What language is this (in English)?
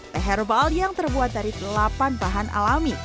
Indonesian